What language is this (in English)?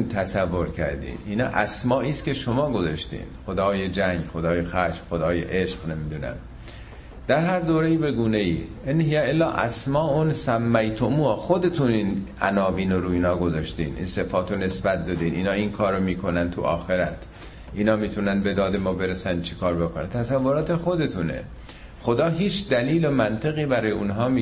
Persian